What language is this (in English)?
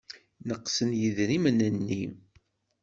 Kabyle